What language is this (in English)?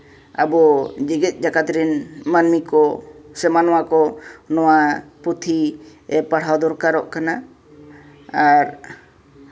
Santali